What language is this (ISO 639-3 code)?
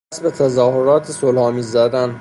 fas